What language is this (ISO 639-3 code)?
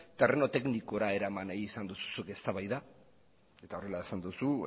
eus